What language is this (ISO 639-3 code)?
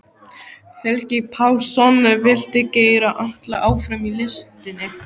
isl